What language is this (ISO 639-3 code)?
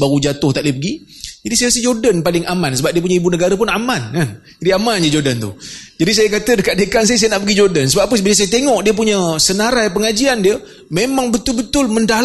msa